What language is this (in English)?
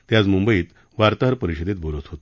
Marathi